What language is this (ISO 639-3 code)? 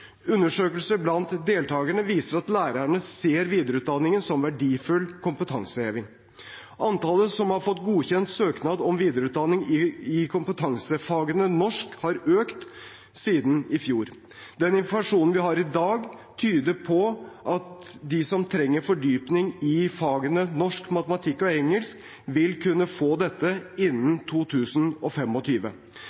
nob